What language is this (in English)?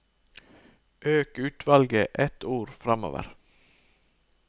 Norwegian